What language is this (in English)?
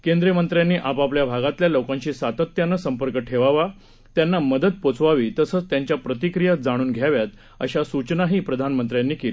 Marathi